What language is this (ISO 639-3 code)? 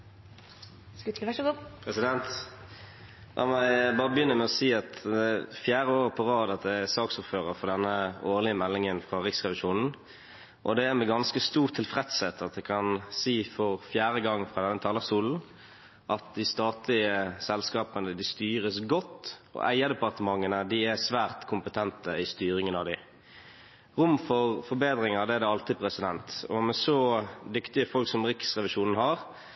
nor